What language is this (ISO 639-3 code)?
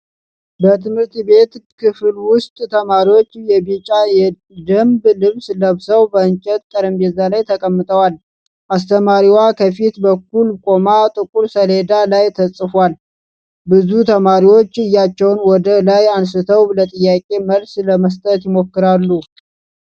amh